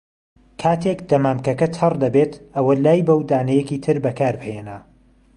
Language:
Central Kurdish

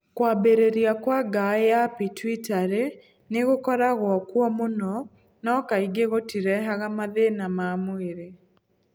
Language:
Kikuyu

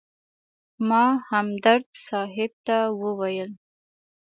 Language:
Pashto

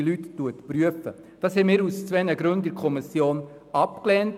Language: Swiss German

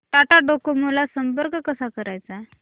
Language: Marathi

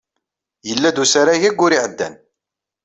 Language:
Kabyle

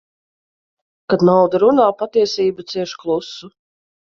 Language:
Latvian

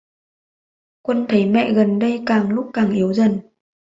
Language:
Vietnamese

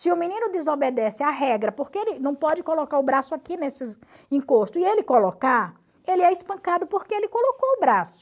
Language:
Portuguese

